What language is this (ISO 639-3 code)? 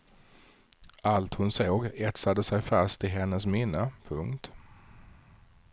swe